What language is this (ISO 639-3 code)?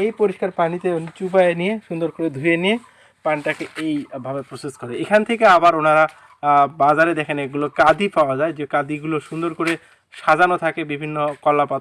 ben